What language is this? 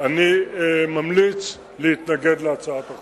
Hebrew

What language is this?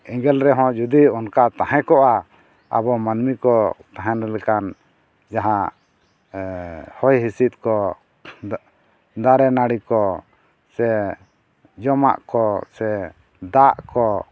Santali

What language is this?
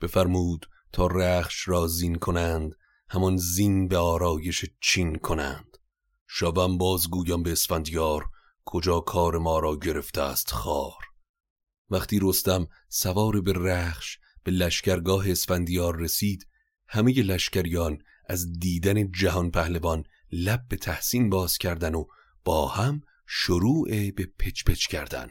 Persian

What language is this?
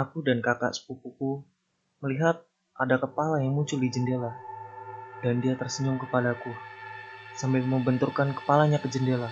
Indonesian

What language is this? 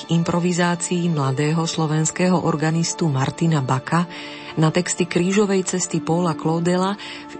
Slovak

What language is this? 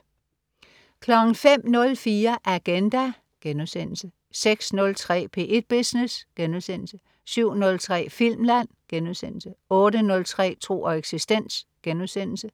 Danish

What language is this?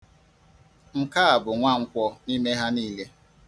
Igbo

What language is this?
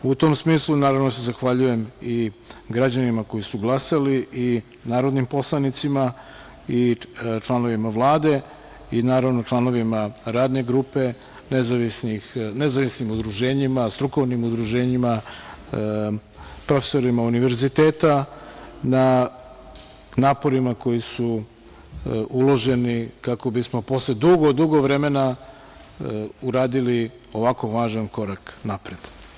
Serbian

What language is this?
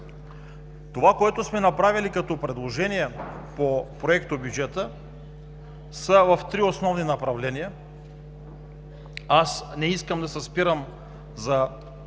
Bulgarian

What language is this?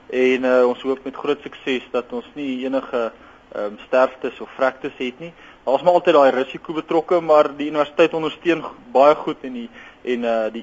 Dutch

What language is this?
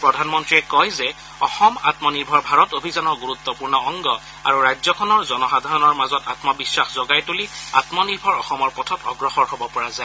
Assamese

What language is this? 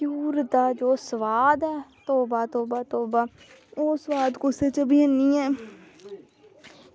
Dogri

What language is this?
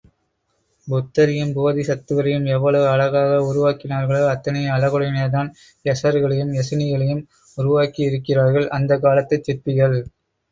Tamil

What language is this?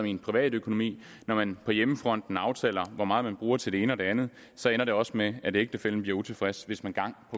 Danish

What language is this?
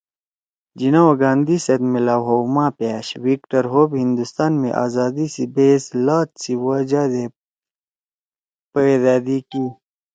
Torwali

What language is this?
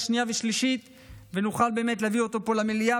Hebrew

